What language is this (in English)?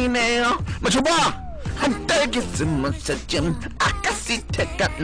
Korean